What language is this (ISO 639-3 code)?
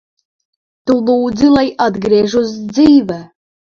lav